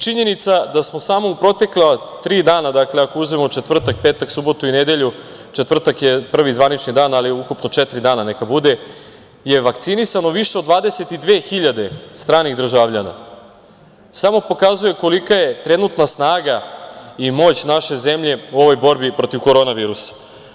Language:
Serbian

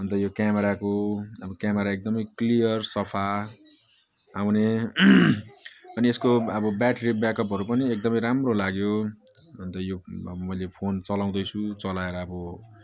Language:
Nepali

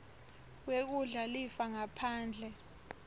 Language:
Swati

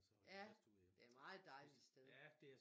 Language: Danish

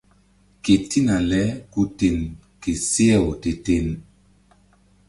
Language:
Mbum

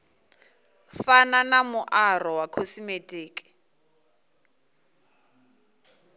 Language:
Venda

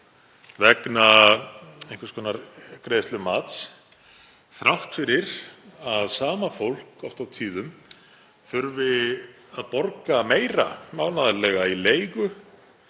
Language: Icelandic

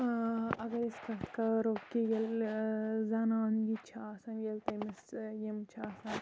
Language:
Kashmiri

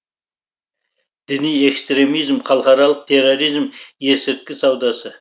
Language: Kazakh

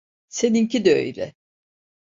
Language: Turkish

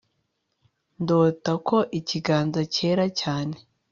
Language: Kinyarwanda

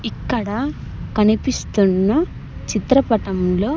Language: Telugu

